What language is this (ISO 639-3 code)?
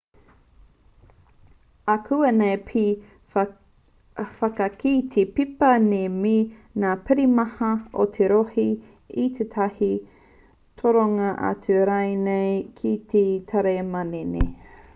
mri